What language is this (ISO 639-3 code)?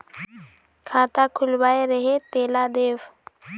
hne